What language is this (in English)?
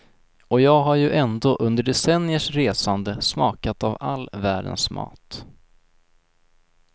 Swedish